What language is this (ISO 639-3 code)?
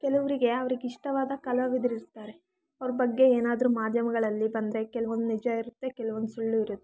kan